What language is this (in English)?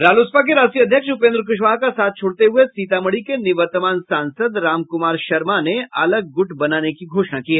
Hindi